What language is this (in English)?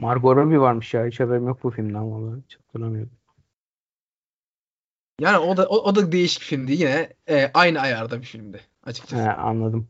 Turkish